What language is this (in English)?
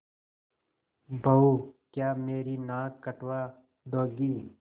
Hindi